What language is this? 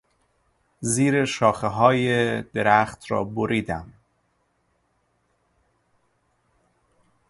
Persian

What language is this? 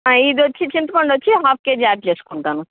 Telugu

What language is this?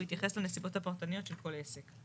Hebrew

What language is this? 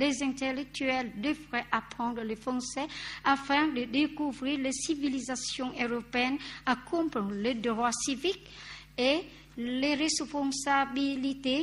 French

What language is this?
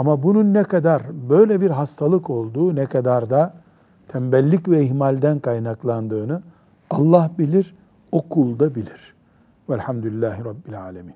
Turkish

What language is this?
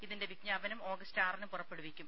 Malayalam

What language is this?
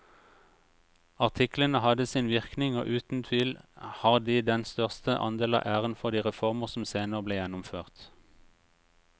Norwegian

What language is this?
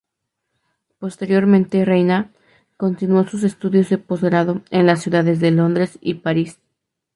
Spanish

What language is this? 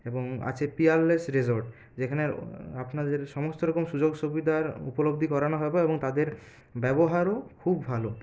Bangla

